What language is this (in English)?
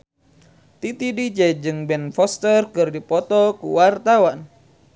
Sundanese